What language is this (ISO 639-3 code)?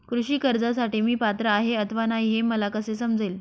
mar